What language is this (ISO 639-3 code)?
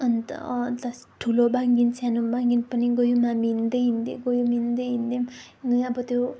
nep